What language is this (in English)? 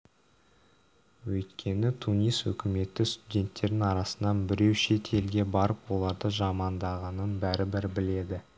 Kazakh